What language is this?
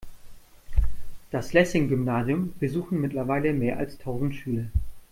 German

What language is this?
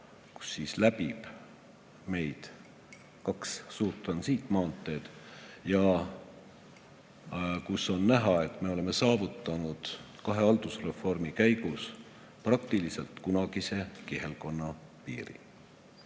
Estonian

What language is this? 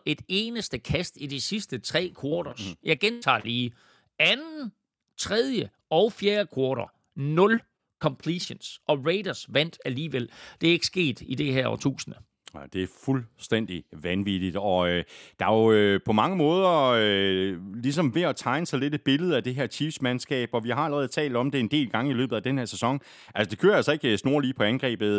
Danish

